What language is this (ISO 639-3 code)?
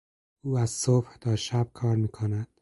fas